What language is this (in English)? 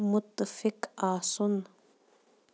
Kashmiri